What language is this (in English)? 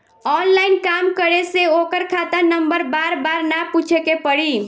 Bhojpuri